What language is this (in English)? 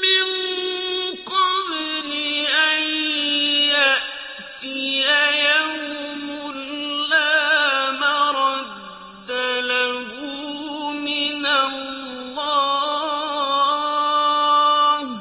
Arabic